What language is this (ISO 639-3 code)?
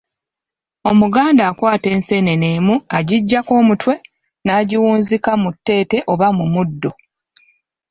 lug